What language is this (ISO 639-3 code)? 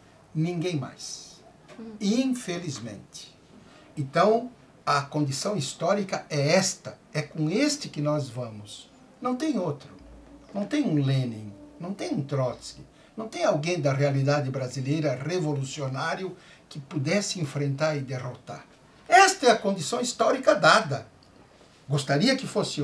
por